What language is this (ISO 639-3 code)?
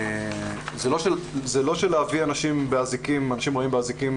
heb